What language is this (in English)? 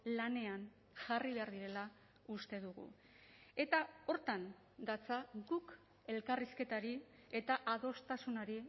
Basque